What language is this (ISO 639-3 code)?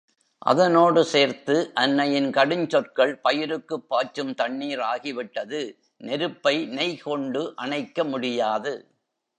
tam